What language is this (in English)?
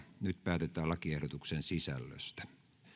Finnish